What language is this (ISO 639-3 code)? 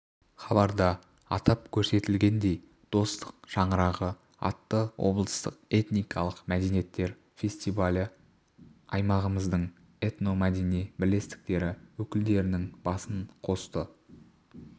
kaz